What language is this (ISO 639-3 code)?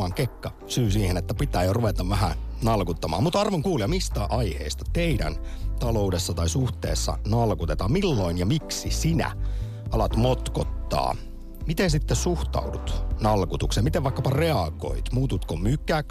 fin